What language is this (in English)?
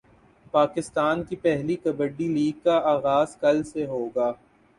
Urdu